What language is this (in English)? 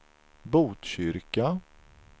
Swedish